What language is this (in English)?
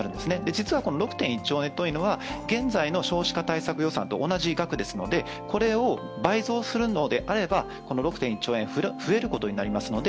Japanese